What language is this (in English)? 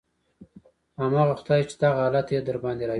Pashto